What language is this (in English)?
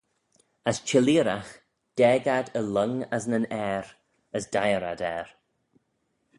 Manx